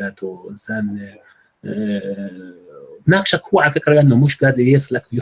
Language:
Arabic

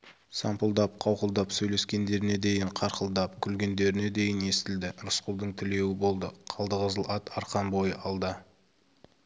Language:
Kazakh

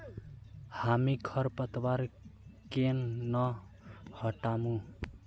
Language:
Magahi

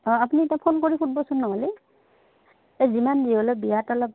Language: Assamese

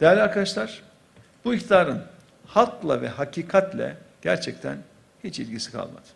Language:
Turkish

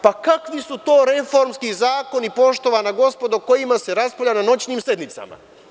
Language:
Serbian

